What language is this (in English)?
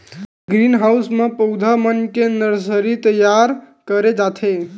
Chhattisgarhi